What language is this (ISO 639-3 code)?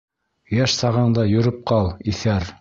bak